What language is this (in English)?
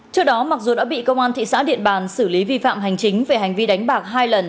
Vietnamese